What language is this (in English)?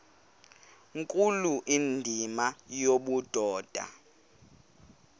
Xhosa